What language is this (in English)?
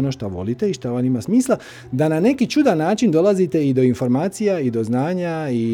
Croatian